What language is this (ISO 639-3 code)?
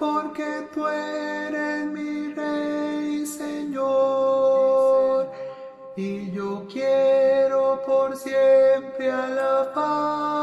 spa